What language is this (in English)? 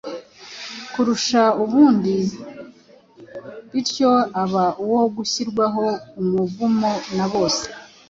Kinyarwanda